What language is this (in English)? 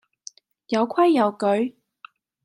Cantonese